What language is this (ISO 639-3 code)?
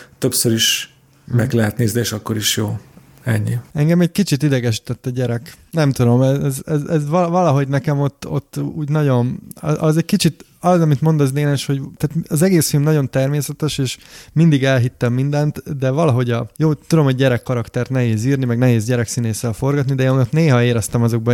hun